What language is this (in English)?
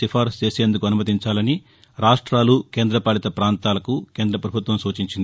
Telugu